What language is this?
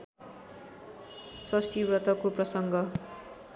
Nepali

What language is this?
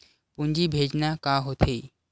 Chhattisgarhi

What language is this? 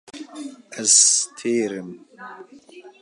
Kurdish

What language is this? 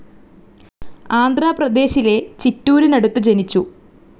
Malayalam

